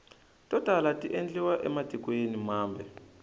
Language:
Tsonga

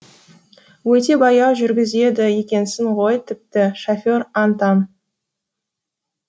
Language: Kazakh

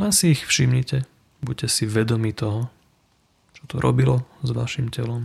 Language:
Slovak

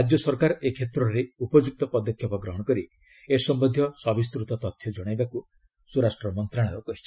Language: Odia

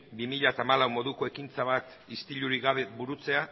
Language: Basque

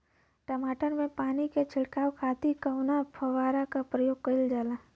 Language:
Bhojpuri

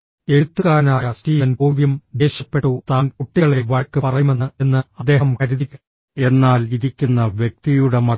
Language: Malayalam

